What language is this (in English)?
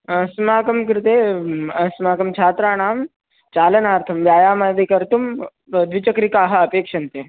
Sanskrit